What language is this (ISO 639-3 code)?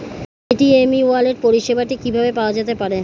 ben